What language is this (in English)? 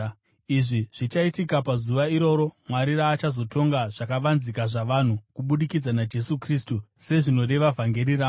Shona